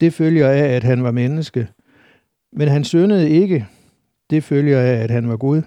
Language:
Danish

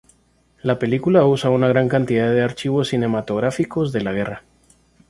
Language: Spanish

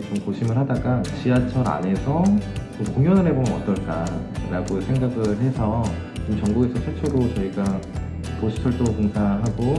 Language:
Korean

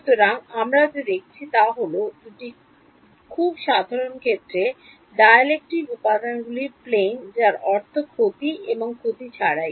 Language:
Bangla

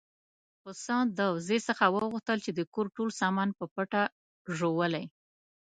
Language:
Pashto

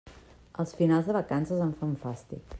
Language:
Catalan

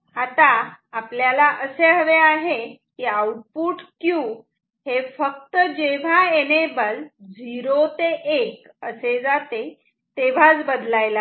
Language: Marathi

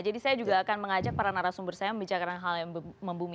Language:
Indonesian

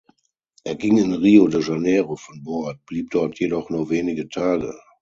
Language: German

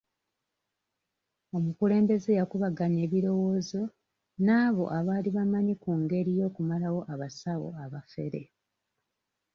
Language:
Ganda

